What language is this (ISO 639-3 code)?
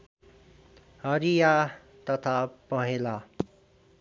nep